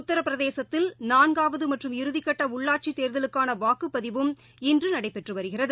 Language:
Tamil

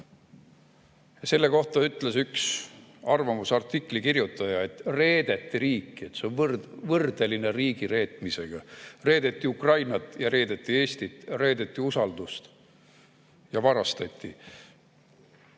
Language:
Estonian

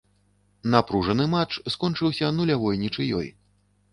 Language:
Belarusian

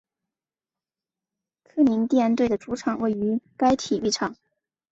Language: Chinese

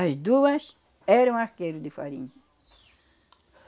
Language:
Portuguese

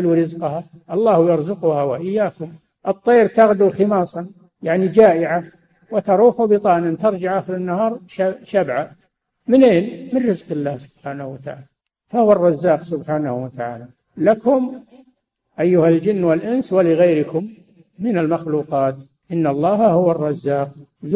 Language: Arabic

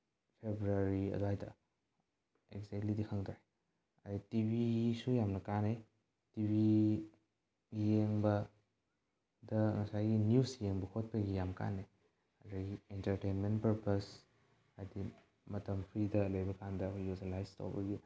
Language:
Manipuri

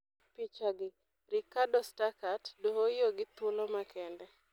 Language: Luo (Kenya and Tanzania)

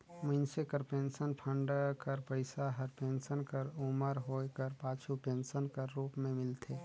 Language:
Chhattisgarhi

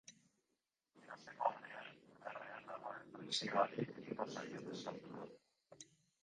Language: Basque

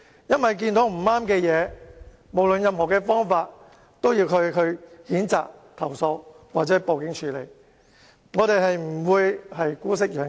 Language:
Cantonese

